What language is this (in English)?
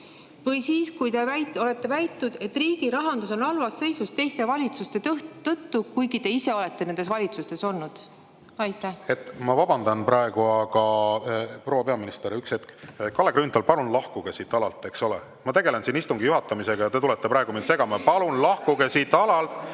Estonian